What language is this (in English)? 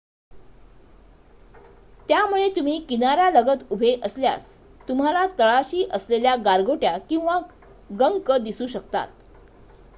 Marathi